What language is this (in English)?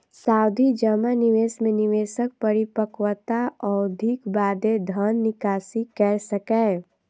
Maithili